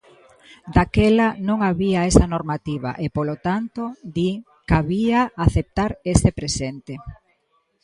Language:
Galician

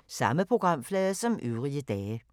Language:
Danish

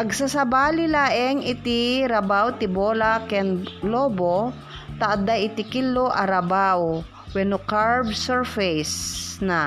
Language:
Filipino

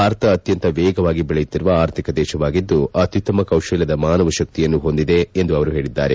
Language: Kannada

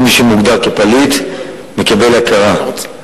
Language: Hebrew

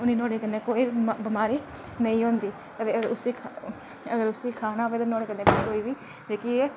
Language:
Dogri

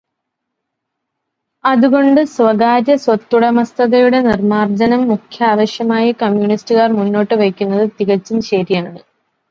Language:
Malayalam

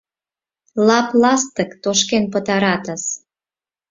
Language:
Mari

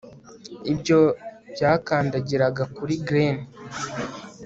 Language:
Kinyarwanda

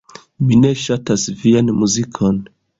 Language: Esperanto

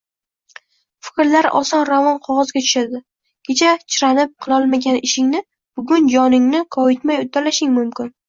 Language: Uzbek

